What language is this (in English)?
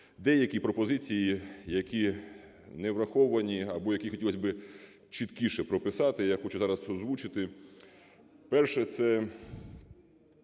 Ukrainian